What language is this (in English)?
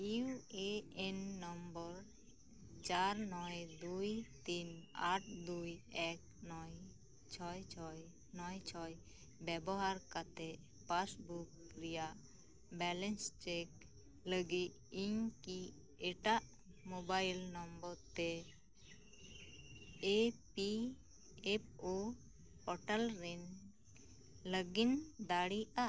Santali